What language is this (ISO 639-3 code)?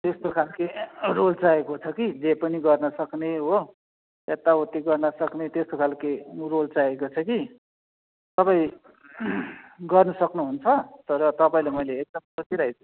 nep